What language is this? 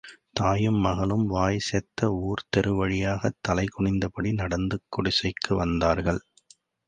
Tamil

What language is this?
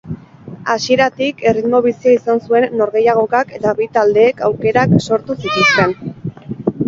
Basque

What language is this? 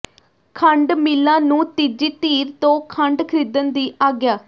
Punjabi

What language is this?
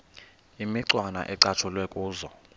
Xhosa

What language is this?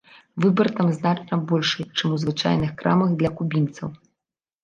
Belarusian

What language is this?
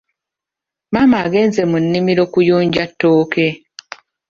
Ganda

